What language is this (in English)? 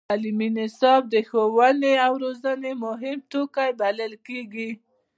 Pashto